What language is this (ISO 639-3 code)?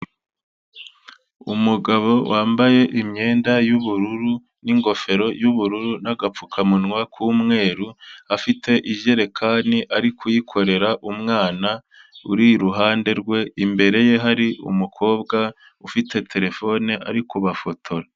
kin